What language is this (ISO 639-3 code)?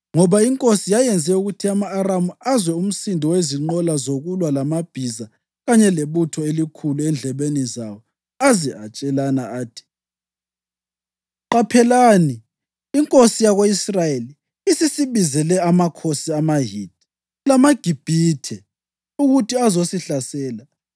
nde